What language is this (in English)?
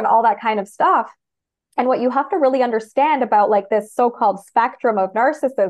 English